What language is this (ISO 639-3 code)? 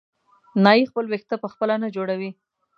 pus